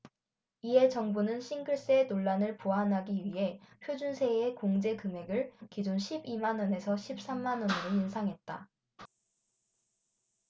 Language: Korean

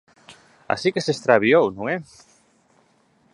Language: Galician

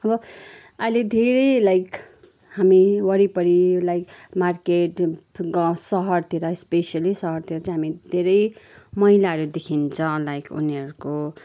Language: Nepali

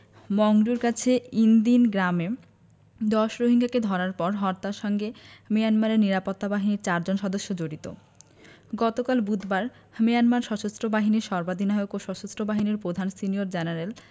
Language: Bangla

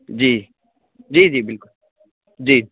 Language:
Urdu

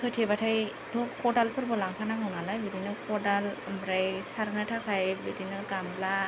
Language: Bodo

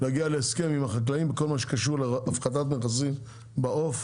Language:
Hebrew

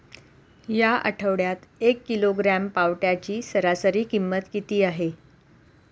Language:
Marathi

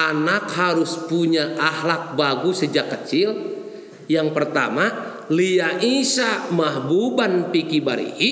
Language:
Indonesian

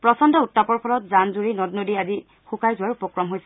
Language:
Assamese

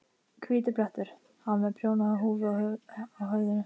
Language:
Icelandic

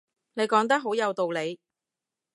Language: Cantonese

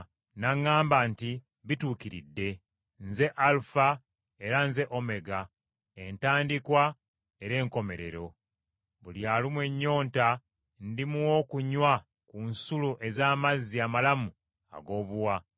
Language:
Ganda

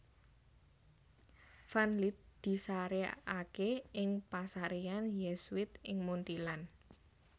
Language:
Javanese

